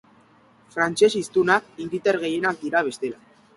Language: Basque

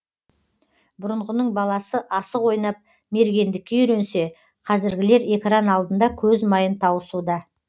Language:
Kazakh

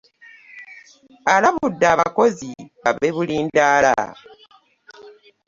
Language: Ganda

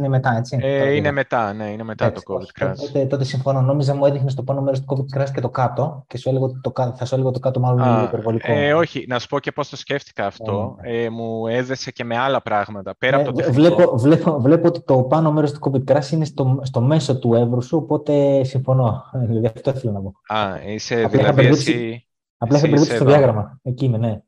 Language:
Greek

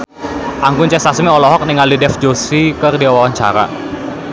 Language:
Sundanese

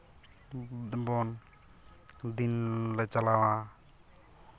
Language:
Santali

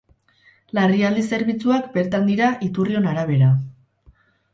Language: Basque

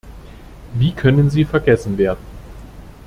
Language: German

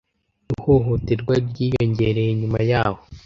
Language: Kinyarwanda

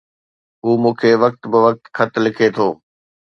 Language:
Sindhi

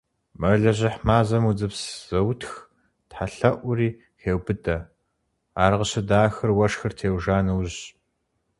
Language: Kabardian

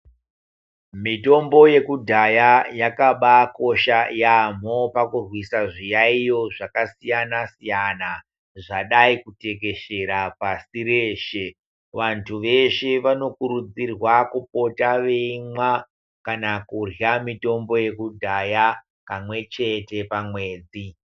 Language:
Ndau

